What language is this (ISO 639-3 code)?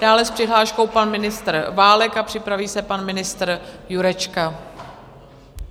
ces